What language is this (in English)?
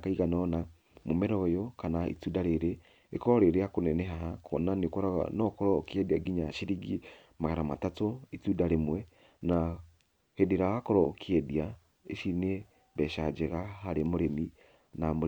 Kikuyu